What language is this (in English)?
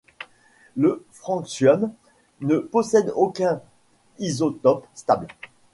French